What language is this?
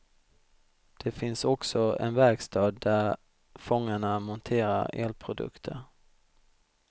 Swedish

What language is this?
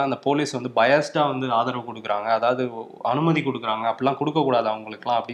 Tamil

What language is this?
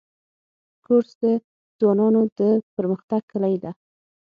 Pashto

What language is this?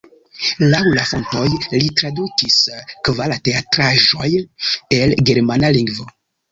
Esperanto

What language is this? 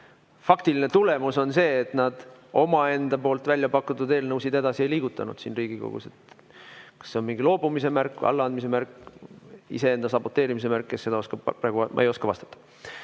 Estonian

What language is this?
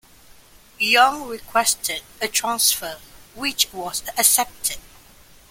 English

